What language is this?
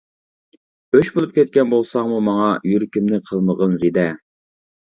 Uyghur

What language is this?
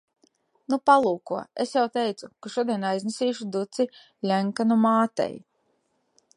Latvian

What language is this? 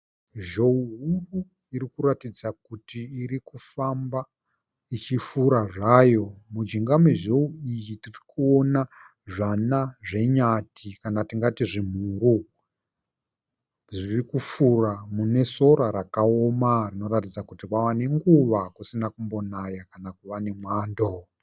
Shona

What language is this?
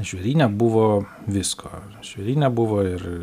Lithuanian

